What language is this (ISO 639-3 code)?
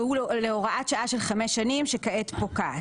heb